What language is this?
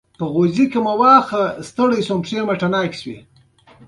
Pashto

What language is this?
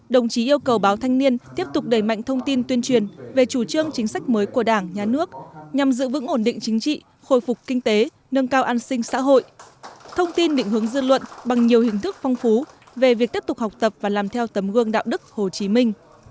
Vietnamese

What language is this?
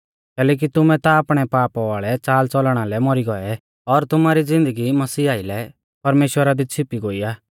Mahasu Pahari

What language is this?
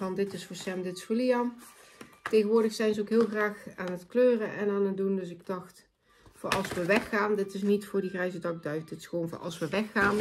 Dutch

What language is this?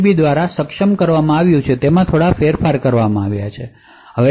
Gujarati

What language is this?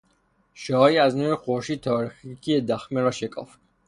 Persian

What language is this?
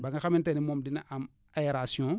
Wolof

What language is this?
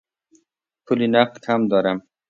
Persian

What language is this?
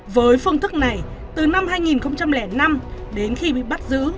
Vietnamese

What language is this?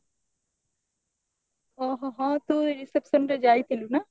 Odia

